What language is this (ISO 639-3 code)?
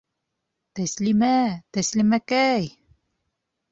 bak